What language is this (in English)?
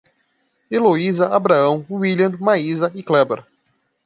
Portuguese